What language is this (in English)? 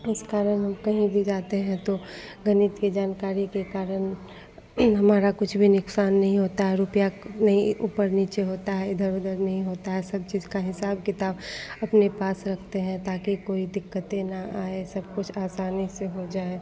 Hindi